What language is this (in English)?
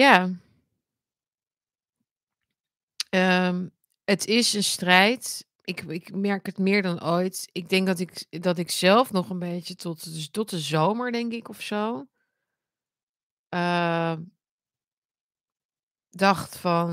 Dutch